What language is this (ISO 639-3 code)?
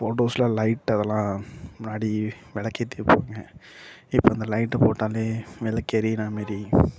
tam